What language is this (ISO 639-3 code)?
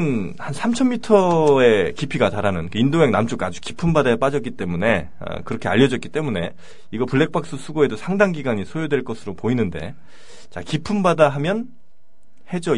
kor